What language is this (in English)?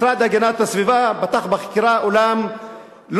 Hebrew